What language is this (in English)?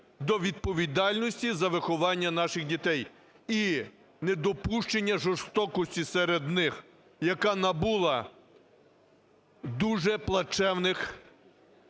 Ukrainian